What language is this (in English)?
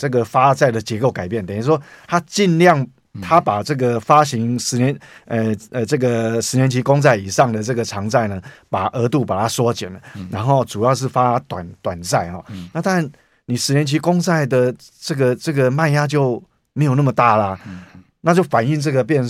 Chinese